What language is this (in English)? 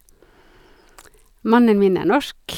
Norwegian